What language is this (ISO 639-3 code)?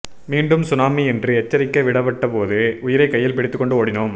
tam